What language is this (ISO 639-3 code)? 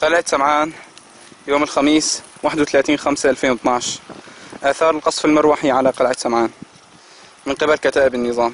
ara